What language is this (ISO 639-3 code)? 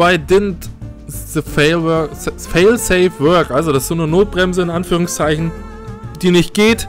deu